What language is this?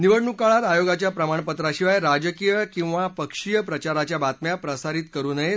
Marathi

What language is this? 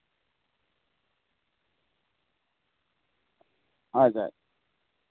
Santali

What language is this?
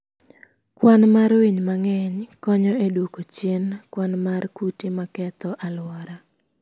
Luo (Kenya and Tanzania)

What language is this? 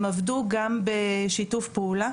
Hebrew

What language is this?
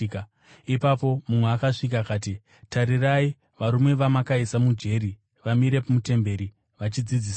Shona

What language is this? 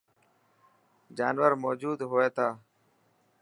Dhatki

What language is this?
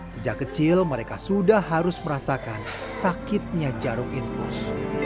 Indonesian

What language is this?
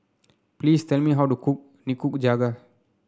English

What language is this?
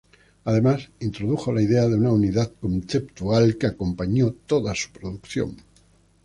Spanish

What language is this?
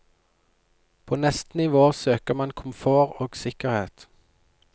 Norwegian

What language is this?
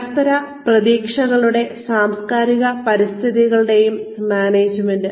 Malayalam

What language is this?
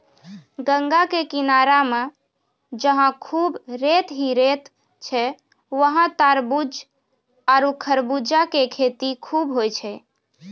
Maithili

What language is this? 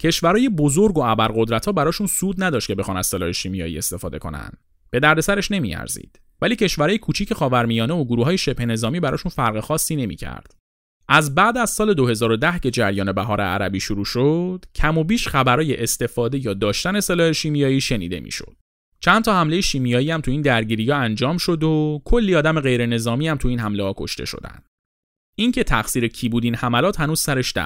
Persian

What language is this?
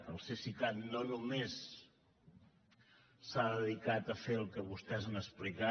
Catalan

